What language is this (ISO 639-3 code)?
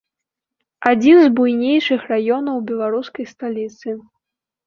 bel